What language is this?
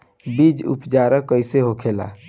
Bhojpuri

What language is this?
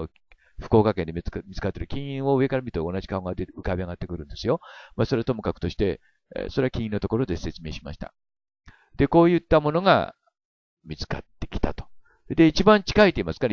Japanese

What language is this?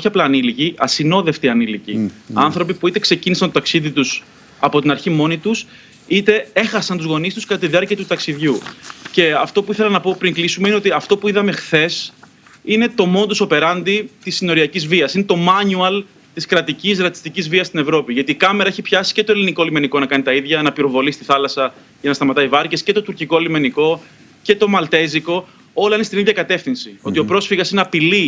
Greek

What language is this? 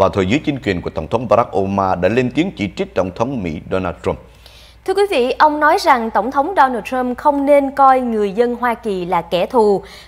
Vietnamese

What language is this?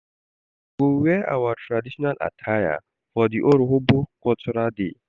Nigerian Pidgin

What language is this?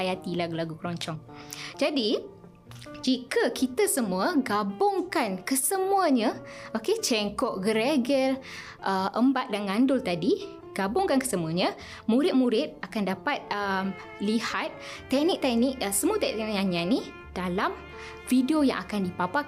Malay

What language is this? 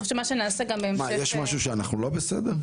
Hebrew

